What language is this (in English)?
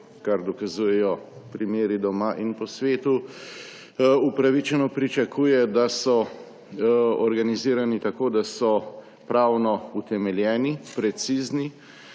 Slovenian